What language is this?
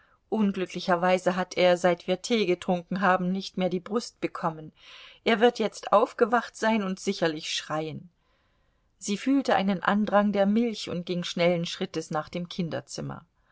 German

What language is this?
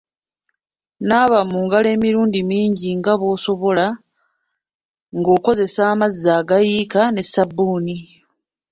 Ganda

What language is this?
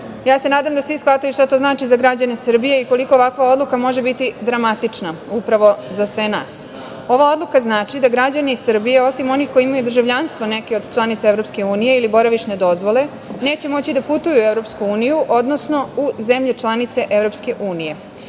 Serbian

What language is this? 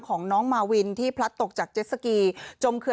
Thai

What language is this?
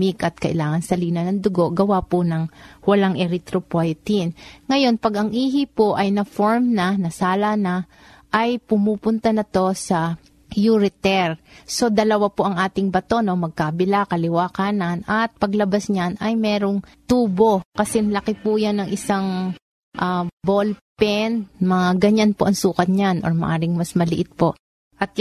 Filipino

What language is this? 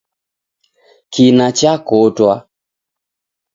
Taita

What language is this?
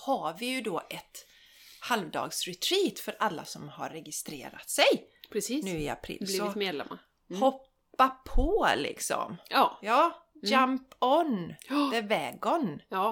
Swedish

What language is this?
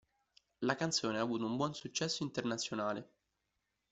Italian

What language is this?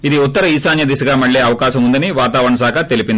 Telugu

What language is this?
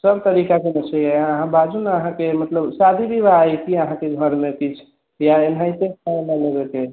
Maithili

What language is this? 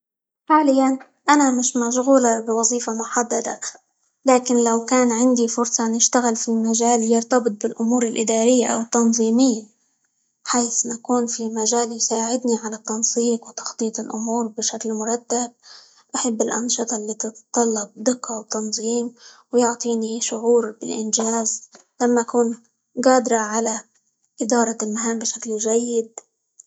Libyan Arabic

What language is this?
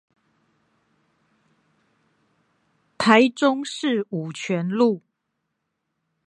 Chinese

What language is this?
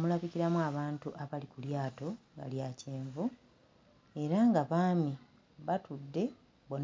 Ganda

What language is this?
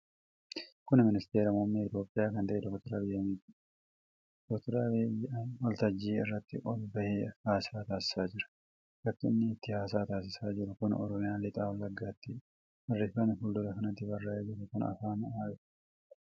Oromo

